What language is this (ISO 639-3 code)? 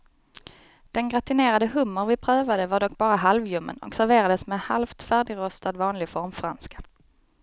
swe